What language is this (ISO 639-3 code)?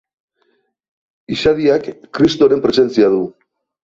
eus